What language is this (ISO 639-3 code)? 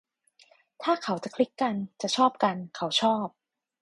tha